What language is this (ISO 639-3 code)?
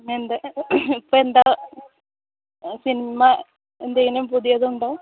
mal